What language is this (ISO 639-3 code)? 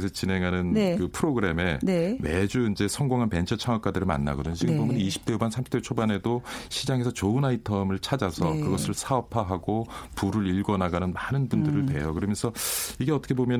kor